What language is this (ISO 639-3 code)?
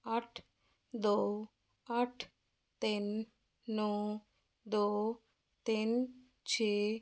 pan